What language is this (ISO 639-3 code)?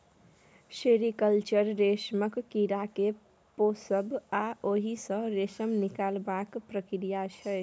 mai